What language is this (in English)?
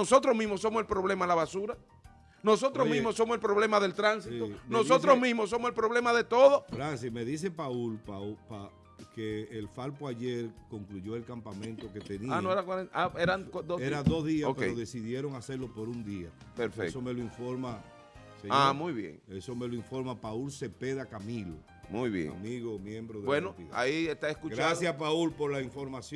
Spanish